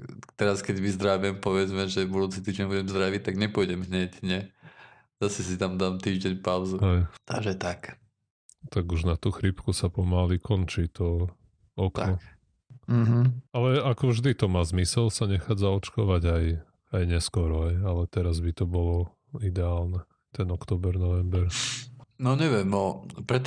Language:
Slovak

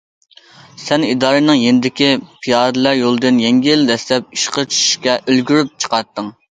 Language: Uyghur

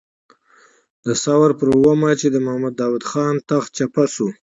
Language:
Pashto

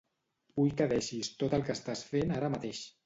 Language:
Catalan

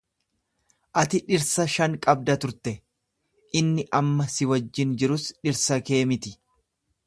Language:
Oromo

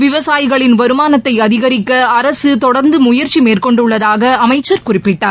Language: Tamil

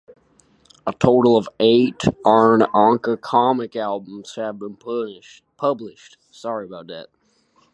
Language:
English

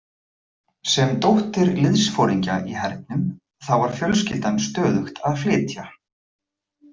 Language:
Icelandic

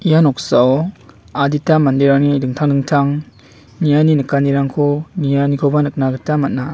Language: Garo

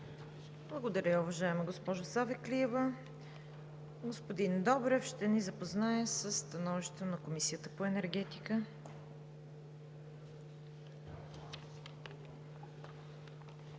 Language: Bulgarian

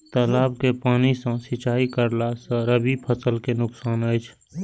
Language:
Maithili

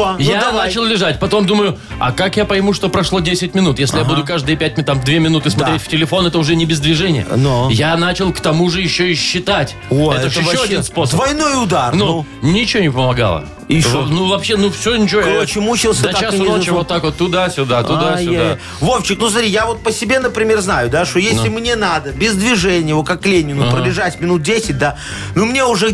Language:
Russian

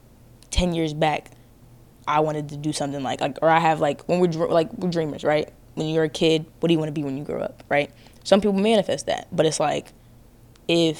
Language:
English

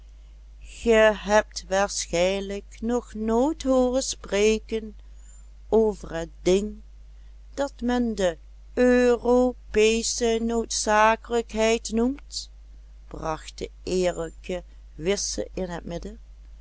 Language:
Dutch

